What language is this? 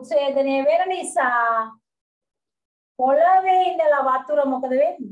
Thai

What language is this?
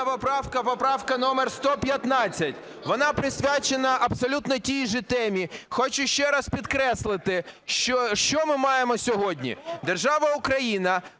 Ukrainian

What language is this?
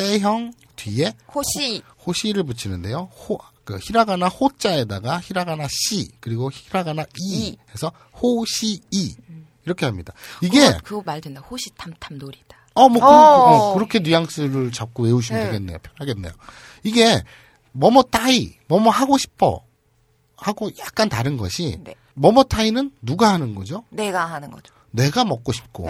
Korean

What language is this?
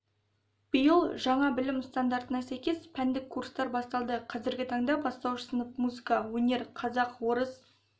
Kazakh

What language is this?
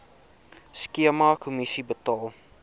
Afrikaans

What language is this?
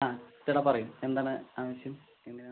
Malayalam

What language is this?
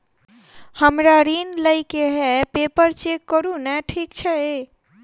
Maithili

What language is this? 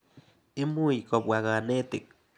Kalenjin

